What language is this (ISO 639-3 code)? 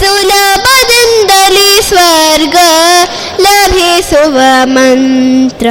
kan